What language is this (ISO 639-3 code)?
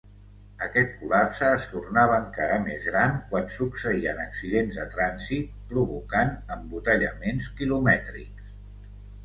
cat